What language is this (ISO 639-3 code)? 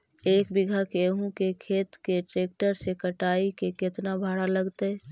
mag